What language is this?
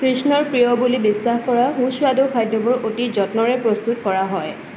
Assamese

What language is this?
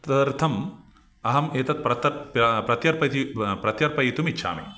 Sanskrit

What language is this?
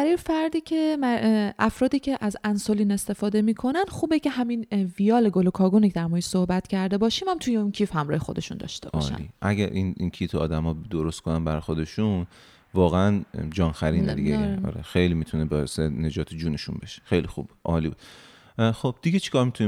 Persian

